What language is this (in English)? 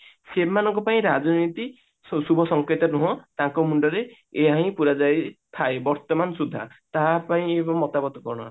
Odia